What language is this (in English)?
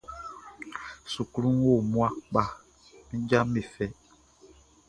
Baoulé